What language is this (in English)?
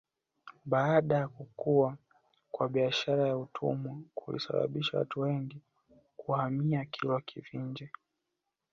Swahili